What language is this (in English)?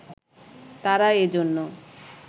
Bangla